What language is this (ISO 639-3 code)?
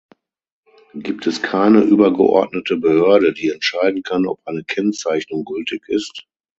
deu